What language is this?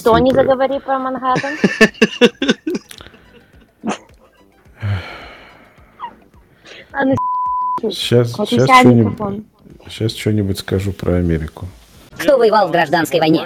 Russian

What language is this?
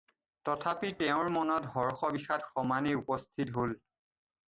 Assamese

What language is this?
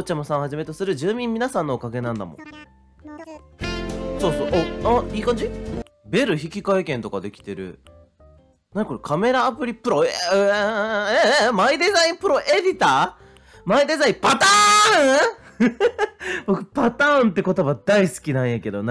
Japanese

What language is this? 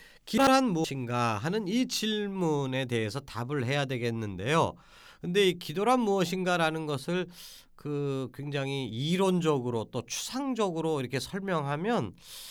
Korean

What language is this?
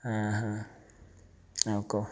Odia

